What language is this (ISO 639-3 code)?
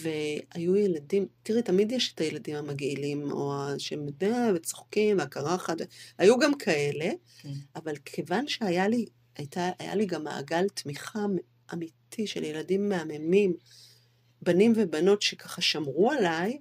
heb